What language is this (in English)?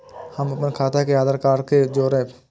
Maithili